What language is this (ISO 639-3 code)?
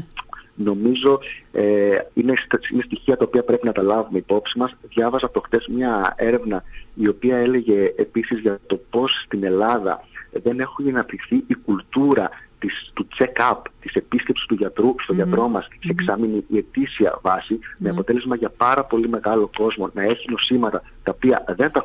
ell